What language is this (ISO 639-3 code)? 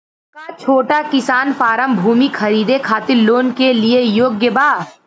bho